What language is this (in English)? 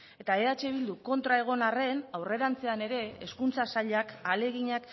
Basque